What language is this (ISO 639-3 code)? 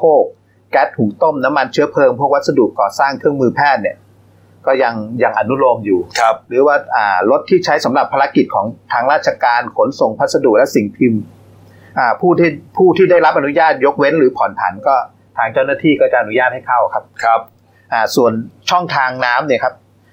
tha